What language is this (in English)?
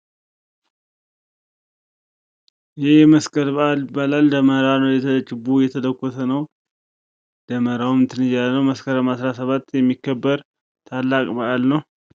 Amharic